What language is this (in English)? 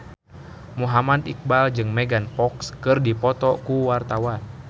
Sundanese